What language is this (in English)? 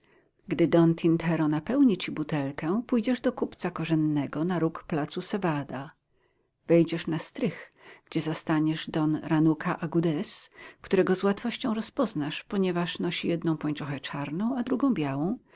Polish